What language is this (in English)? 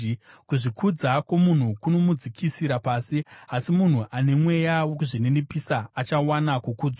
Shona